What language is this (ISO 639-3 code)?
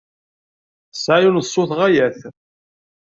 kab